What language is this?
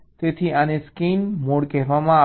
Gujarati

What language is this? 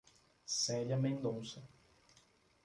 Portuguese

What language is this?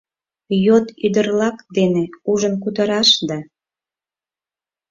Mari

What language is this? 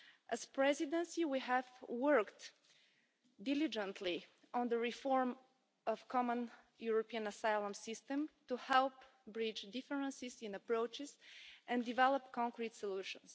English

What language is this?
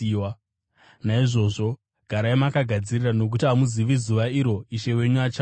Shona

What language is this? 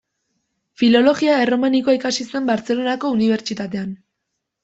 Basque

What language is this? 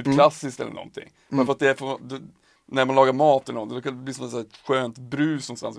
Swedish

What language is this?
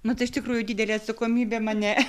Lithuanian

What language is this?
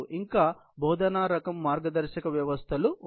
Telugu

